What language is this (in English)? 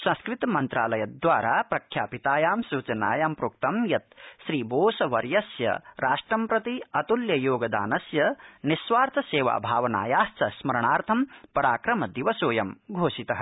Sanskrit